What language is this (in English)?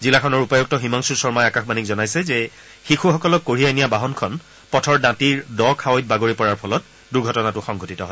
Assamese